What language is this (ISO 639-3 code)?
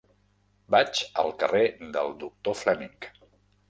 cat